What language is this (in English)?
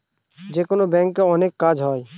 Bangla